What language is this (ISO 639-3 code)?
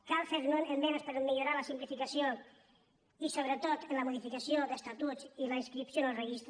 cat